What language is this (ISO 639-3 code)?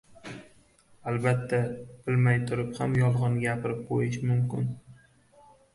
uzb